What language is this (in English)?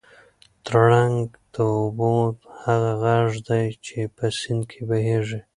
Pashto